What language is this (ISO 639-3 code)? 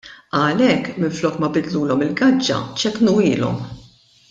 mlt